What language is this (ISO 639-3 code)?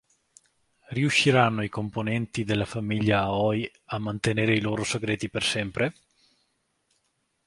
ita